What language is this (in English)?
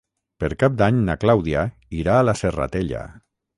Catalan